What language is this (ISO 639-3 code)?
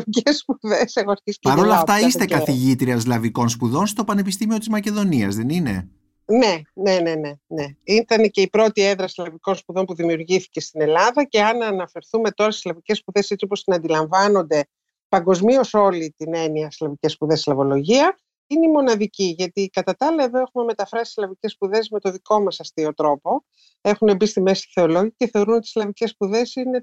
ell